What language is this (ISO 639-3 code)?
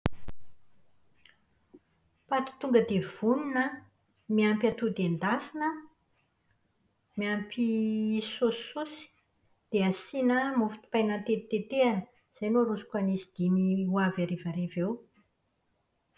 mlg